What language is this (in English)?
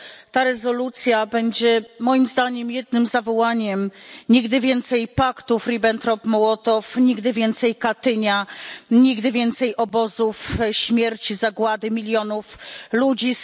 Polish